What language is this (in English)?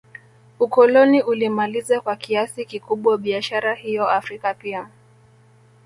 Swahili